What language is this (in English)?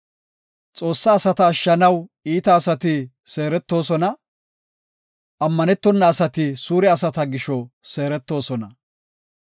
Gofa